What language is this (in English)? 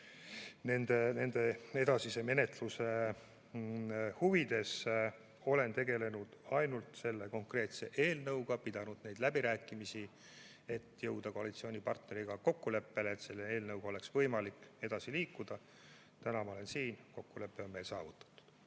Estonian